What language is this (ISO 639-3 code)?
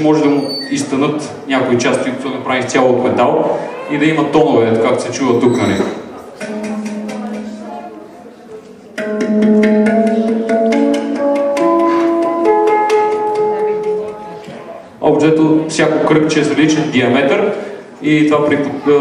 bul